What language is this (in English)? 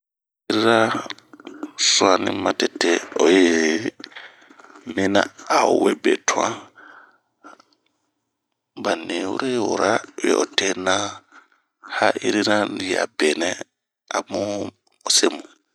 Bomu